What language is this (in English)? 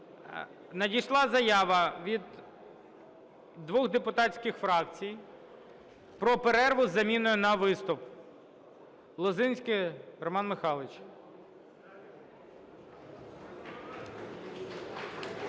Ukrainian